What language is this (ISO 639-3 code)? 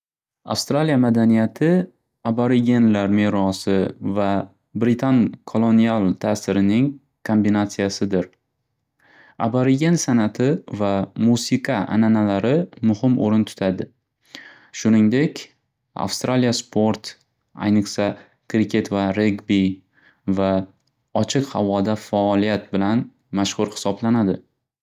uzb